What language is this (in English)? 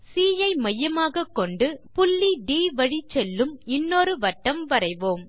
Tamil